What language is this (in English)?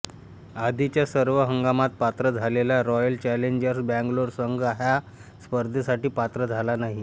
Marathi